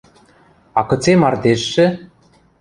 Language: Western Mari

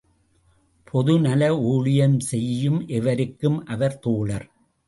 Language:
Tamil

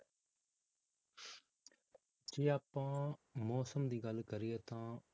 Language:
Punjabi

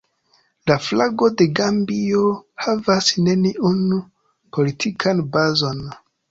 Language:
Esperanto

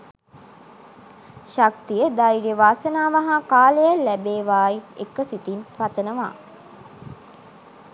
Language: Sinhala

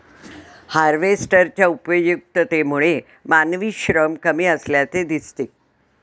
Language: Marathi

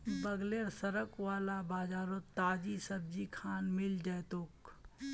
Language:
Magahi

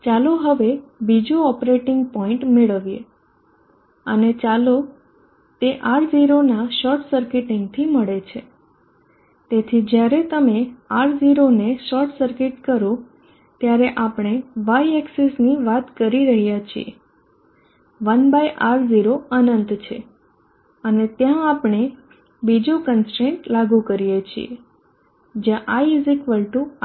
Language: Gujarati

